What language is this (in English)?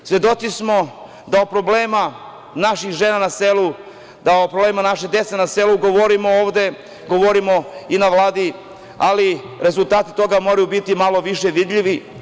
Serbian